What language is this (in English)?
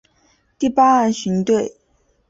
Chinese